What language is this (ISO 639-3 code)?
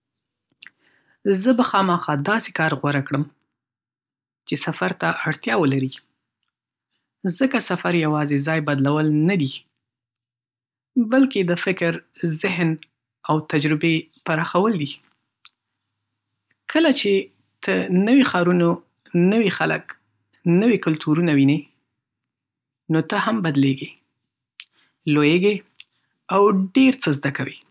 pus